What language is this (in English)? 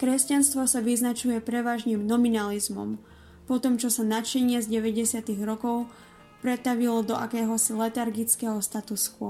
Slovak